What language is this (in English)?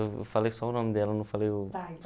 Portuguese